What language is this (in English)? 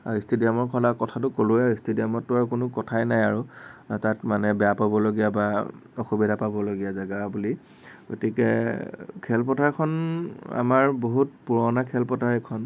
Assamese